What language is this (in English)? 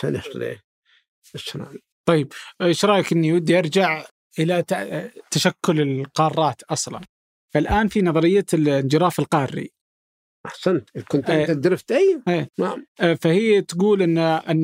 Arabic